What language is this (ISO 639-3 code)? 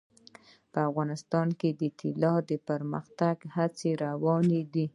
pus